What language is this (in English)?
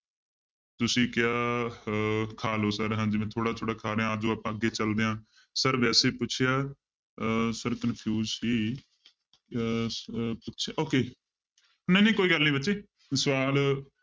Punjabi